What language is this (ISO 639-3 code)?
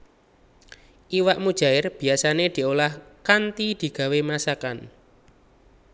jav